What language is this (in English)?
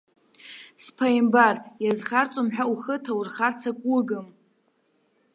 Abkhazian